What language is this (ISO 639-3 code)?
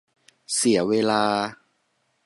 tha